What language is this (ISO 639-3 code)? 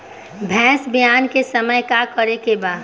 bho